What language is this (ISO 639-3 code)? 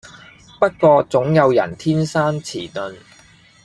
yue